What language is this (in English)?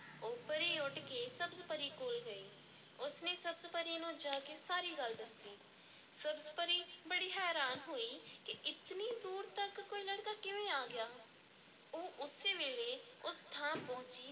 Punjabi